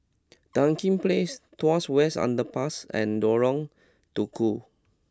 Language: English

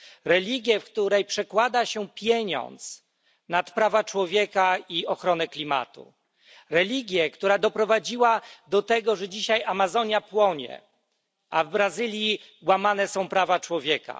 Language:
Polish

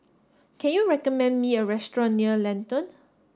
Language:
English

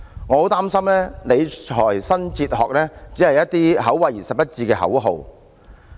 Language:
Cantonese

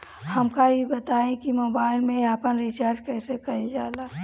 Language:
Bhojpuri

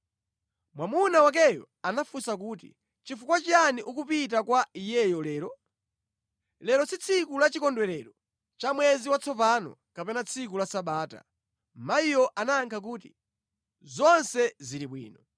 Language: Nyanja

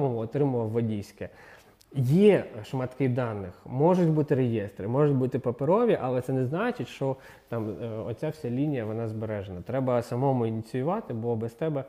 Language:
Ukrainian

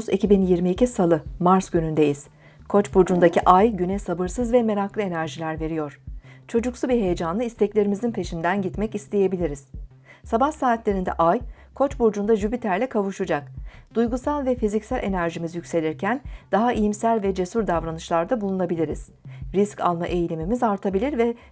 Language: Turkish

